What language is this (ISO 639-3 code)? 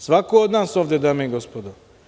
srp